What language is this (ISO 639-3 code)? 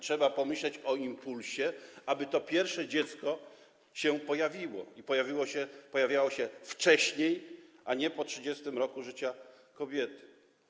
pol